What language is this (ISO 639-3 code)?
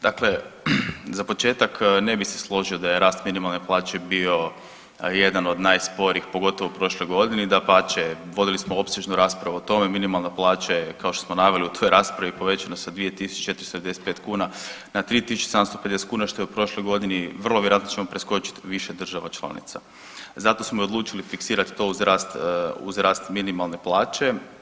hrv